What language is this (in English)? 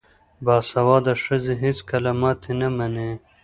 Pashto